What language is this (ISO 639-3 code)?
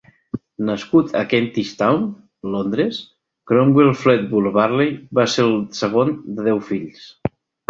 cat